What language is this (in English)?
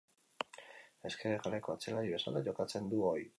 Basque